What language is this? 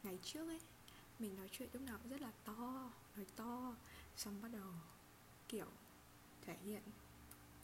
Vietnamese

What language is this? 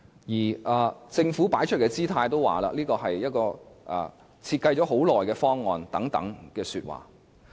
Cantonese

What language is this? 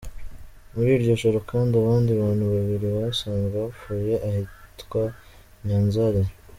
Kinyarwanda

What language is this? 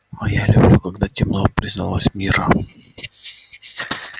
Russian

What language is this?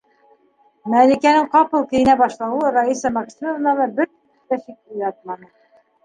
Bashkir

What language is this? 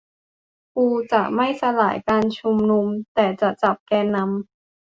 Thai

